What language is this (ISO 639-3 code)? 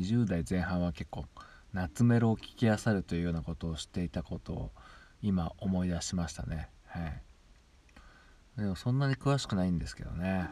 jpn